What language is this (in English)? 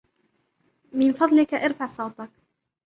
Arabic